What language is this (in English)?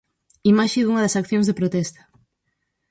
Galician